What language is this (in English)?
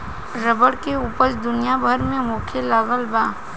Bhojpuri